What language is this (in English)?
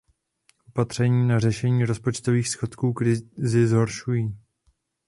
Czech